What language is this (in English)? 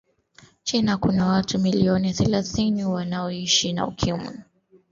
Swahili